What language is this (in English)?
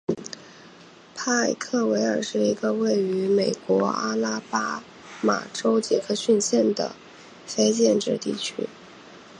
Chinese